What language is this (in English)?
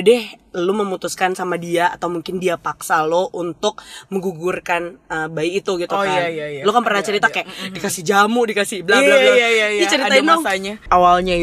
Indonesian